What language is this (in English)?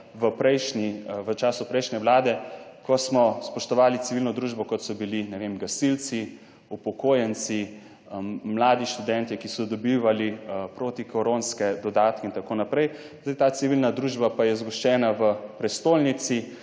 Slovenian